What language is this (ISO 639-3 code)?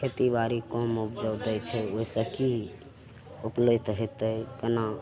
mai